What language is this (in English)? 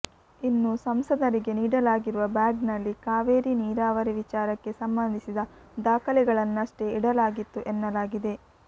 Kannada